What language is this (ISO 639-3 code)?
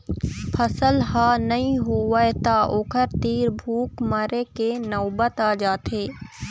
hne